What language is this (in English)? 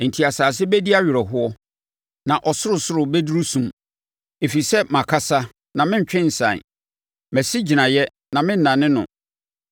Akan